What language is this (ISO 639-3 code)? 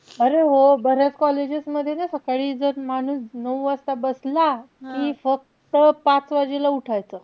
mar